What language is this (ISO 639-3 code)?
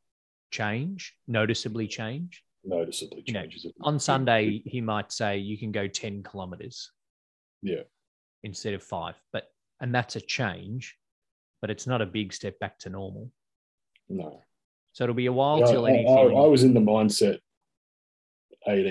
eng